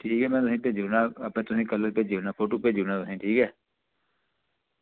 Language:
Dogri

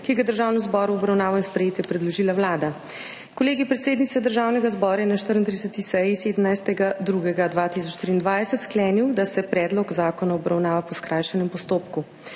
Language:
Slovenian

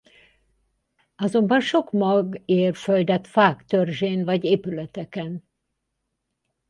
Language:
Hungarian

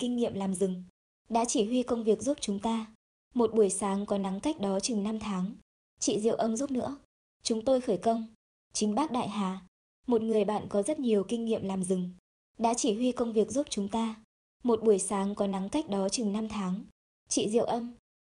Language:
Vietnamese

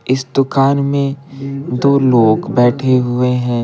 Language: Hindi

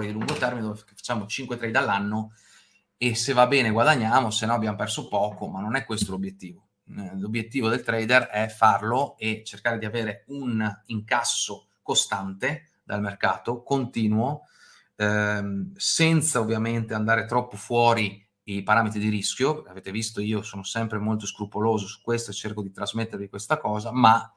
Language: Italian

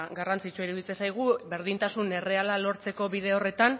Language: Basque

